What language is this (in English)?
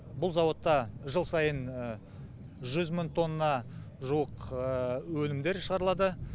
Kazakh